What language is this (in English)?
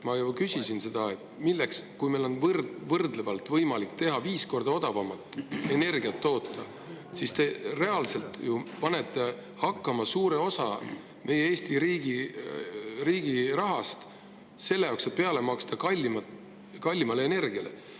Estonian